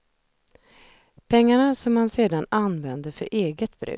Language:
Swedish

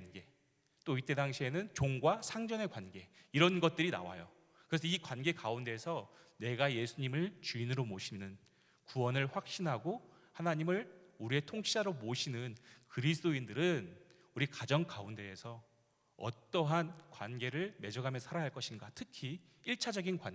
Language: Korean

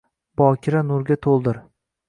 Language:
Uzbek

